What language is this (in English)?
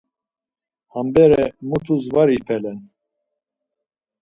Laz